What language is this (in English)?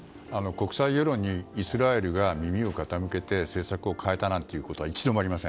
Japanese